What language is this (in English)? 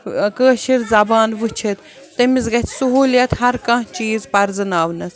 Kashmiri